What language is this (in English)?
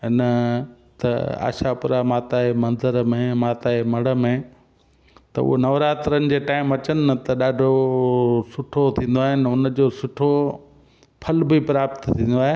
Sindhi